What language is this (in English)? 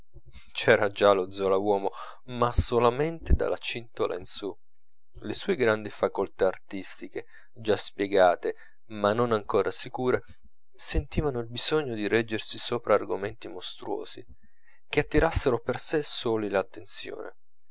Italian